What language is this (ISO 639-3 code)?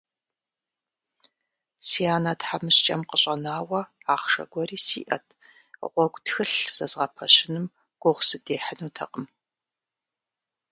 kbd